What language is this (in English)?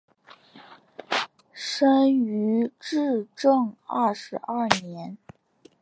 Chinese